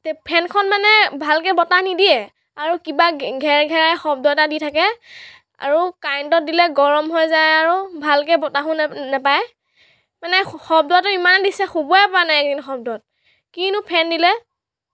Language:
Assamese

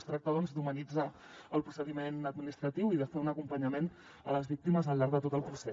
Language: Catalan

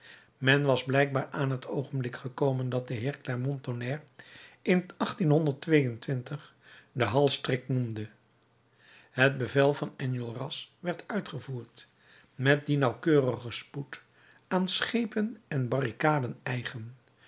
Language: Dutch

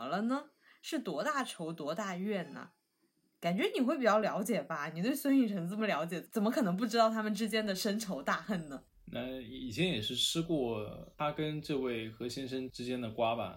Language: Chinese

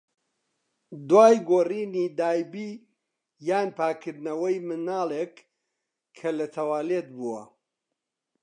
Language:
Central Kurdish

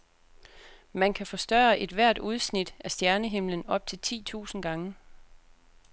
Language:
Danish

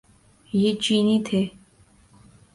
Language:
Urdu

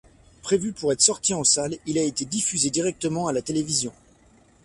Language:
French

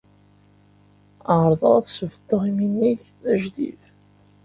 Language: Kabyle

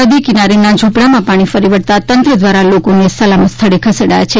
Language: Gujarati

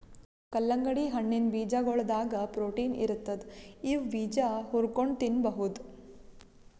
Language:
Kannada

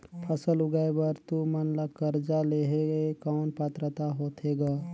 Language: Chhattisgarhi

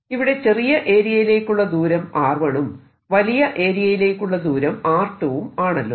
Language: Malayalam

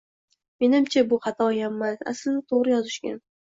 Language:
Uzbek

